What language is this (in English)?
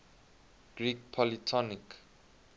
English